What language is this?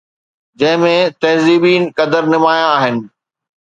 Sindhi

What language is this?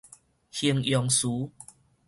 Min Nan Chinese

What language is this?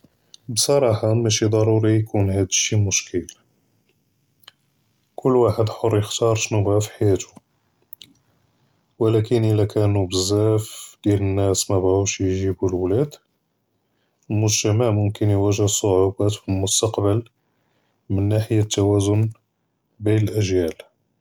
Judeo-Arabic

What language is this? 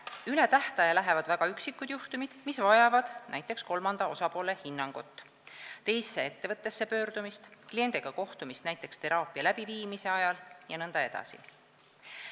Estonian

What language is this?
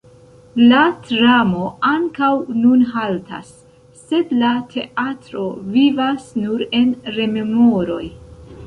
Esperanto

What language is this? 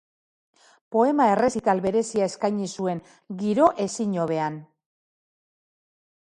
Basque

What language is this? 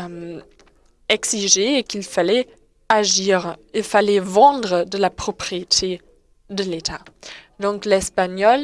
French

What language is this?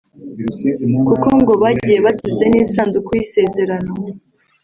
Kinyarwanda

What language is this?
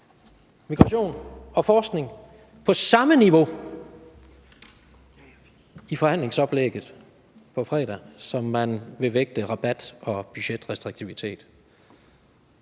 Danish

